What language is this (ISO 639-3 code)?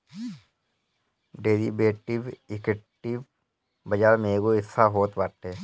bho